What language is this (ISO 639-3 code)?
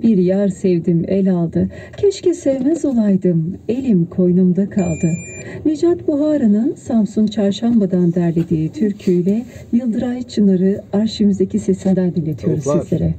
tur